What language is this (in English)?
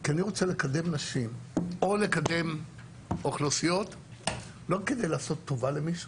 Hebrew